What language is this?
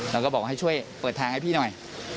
Thai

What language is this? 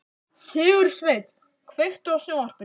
Icelandic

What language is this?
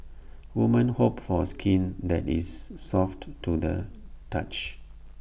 English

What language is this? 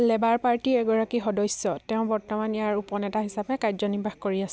Assamese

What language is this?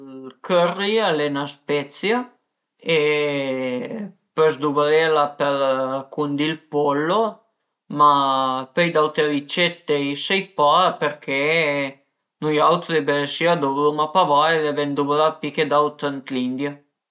Piedmontese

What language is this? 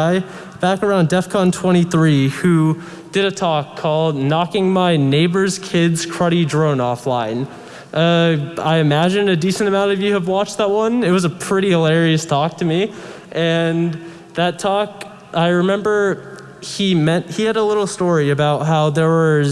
English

